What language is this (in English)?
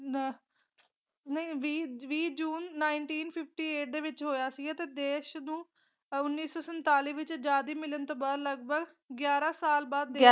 Punjabi